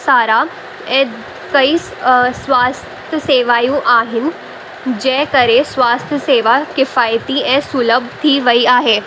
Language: Sindhi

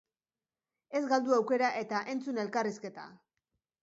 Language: Basque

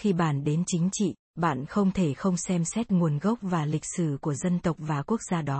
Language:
Vietnamese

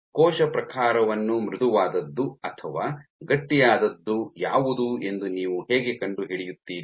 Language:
Kannada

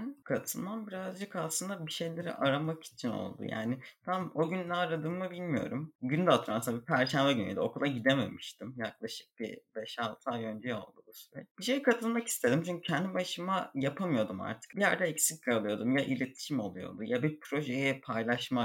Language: Turkish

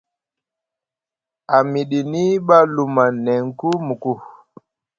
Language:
Musgu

